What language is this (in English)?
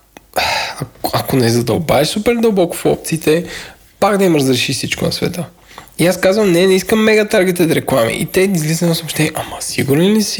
Bulgarian